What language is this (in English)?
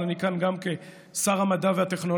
Hebrew